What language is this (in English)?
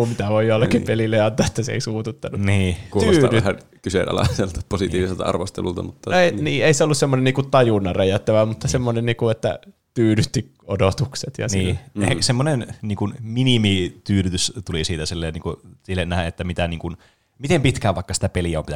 Finnish